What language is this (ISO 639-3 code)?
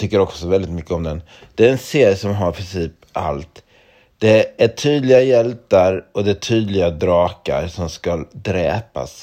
swe